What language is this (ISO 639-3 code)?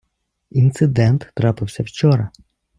ukr